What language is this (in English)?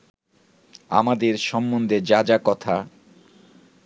Bangla